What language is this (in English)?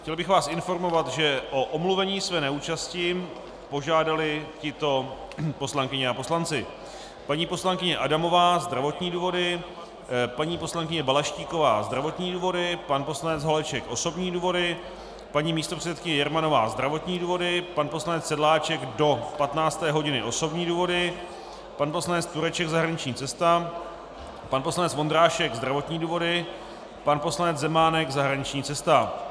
Czech